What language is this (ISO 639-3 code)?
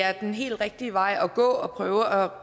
dan